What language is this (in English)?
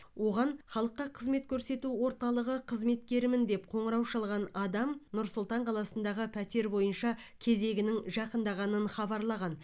Kazakh